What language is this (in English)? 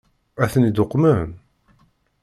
Kabyle